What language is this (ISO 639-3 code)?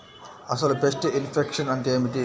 tel